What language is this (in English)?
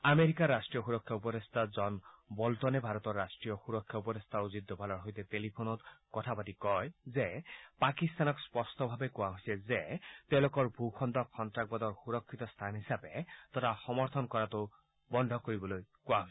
Assamese